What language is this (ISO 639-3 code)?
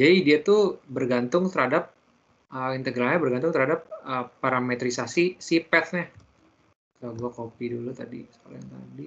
ind